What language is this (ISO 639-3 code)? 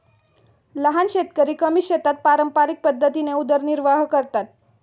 mar